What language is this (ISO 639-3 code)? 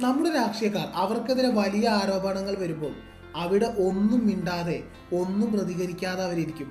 mal